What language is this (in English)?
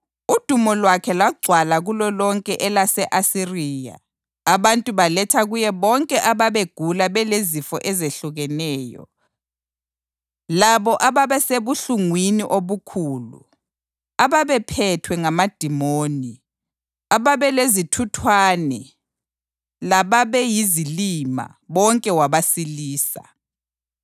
North Ndebele